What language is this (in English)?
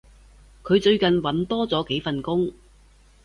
Cantonese